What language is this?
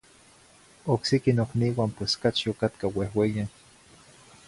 Zacatlán-Ahuacatlán-Tepetzintla Nahuatl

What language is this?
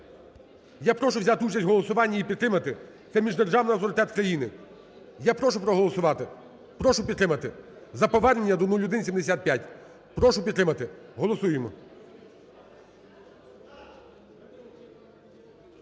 Ukrainian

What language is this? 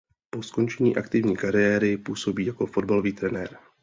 Czech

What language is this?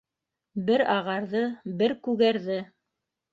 Bashkir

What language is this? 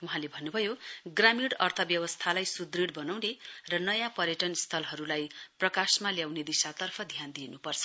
Nepali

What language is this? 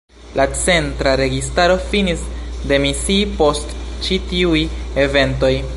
Esperanto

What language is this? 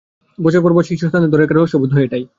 Bangla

